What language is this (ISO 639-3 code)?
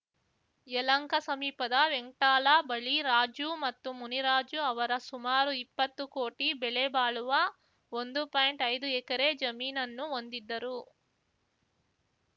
kan